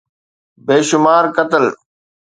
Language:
Sindhi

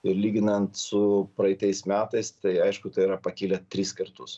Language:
Lithuanian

